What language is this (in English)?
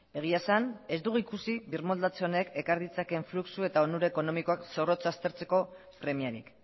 Basque